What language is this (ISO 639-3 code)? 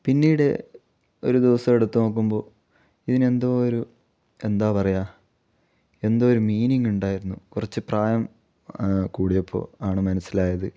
mal